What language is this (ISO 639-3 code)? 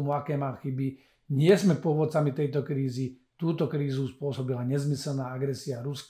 slk